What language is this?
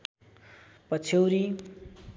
Nepali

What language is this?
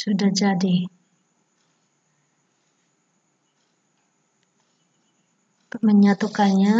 Indonesian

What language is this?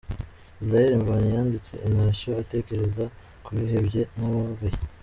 Kinyarwanda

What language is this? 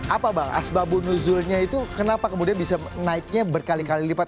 Indonesian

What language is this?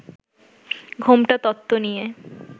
Bangla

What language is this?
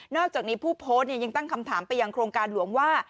Thai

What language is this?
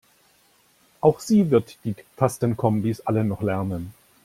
German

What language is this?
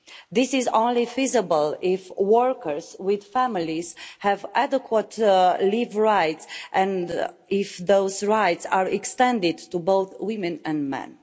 English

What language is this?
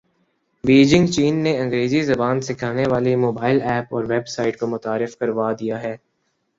Urdu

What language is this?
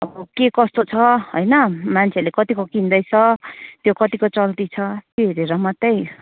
Nepali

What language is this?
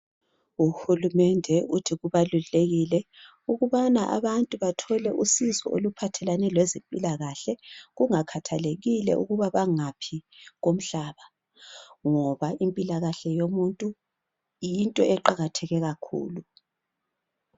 North Ndebele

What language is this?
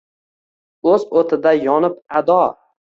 Uzbek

